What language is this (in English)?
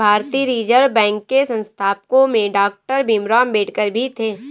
Hindi